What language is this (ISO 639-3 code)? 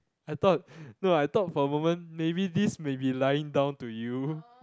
eng